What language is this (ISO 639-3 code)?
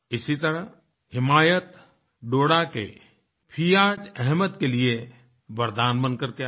hin